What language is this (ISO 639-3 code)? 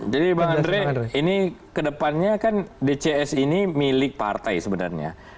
ind